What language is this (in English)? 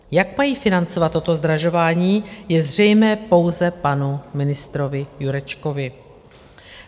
Czech